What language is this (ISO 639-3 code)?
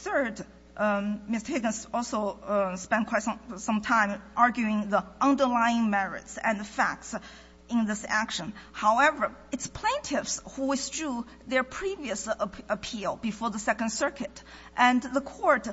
eng